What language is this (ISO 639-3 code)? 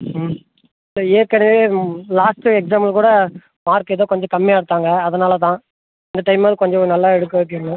tam